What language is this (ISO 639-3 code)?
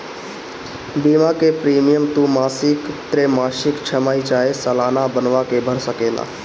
bho